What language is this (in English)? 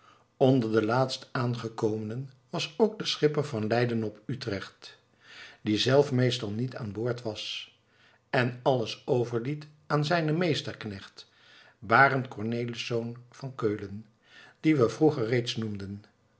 Dutch